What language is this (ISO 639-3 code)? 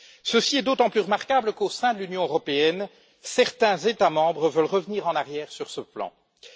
fra